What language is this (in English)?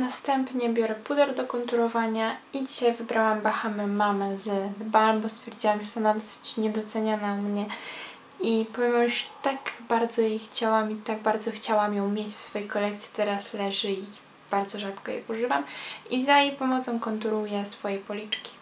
Polish